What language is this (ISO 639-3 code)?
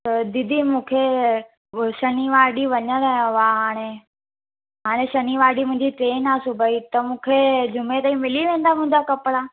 snd